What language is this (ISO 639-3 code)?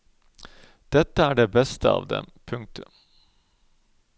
nor